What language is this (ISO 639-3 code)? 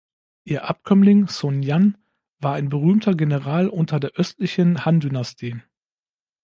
deu